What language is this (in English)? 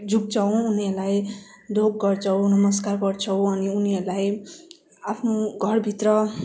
Nepali